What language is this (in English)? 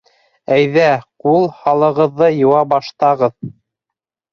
Bashkir